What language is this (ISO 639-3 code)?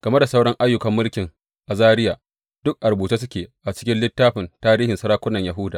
hau